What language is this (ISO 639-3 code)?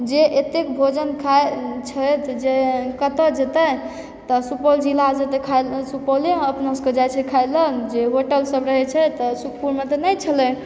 mai